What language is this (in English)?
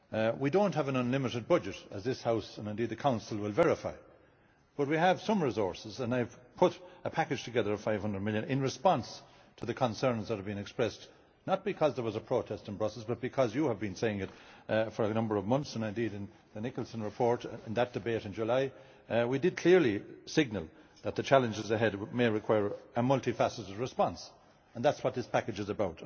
English